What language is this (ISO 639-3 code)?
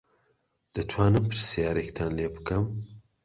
ckb